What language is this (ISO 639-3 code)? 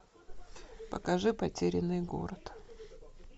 rus